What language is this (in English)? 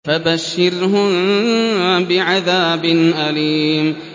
Arabic